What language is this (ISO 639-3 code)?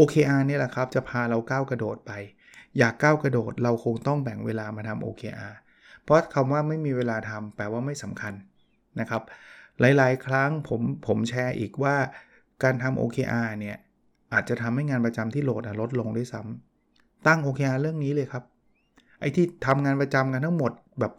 tha